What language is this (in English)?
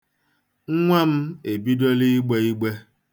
Igbo